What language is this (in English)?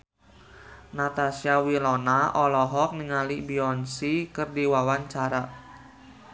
Sundanese